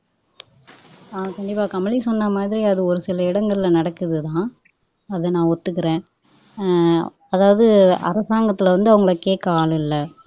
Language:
Tamil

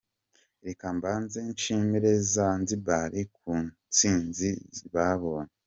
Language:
Kinyarwanda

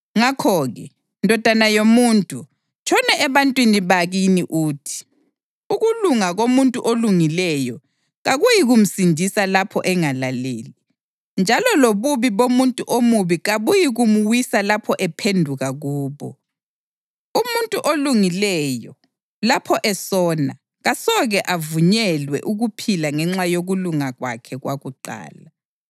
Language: North Ndebele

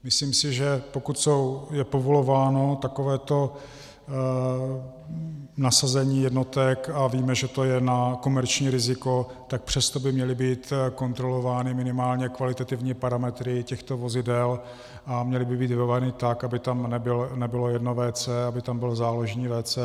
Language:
Czech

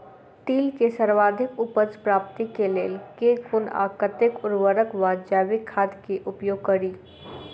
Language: Maithili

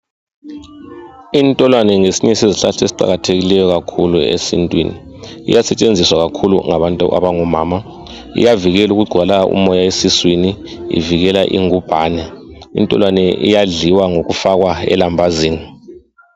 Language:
North Ndebele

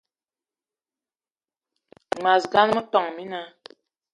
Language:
Eton (Cameroon)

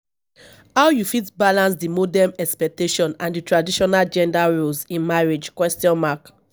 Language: Nigerian Pidgin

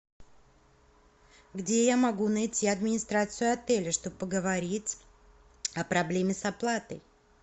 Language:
Russian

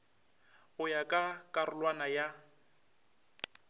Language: Northern Sotho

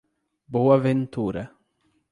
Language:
Portuguese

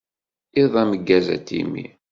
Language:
Kabyle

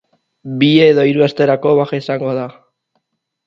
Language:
Basque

